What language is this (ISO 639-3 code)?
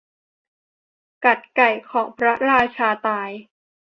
tha